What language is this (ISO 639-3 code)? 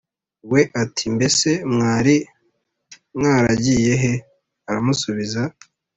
kin